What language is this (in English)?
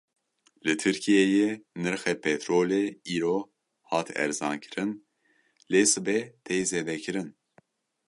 Kurdish